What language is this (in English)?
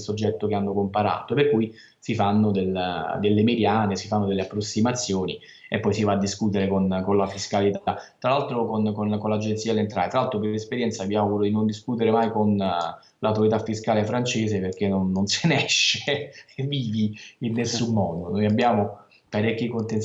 Italian